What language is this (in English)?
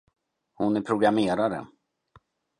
Swedish